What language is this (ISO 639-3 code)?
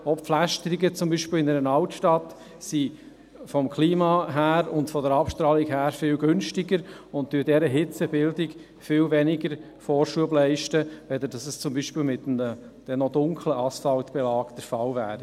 gsw